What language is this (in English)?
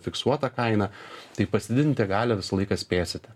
Lithuanian